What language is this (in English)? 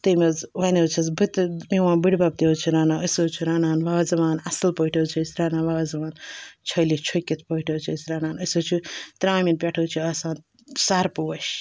Kashmiri